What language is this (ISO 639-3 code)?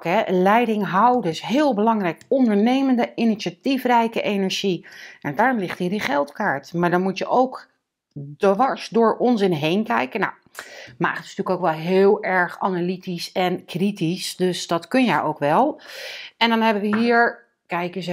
nld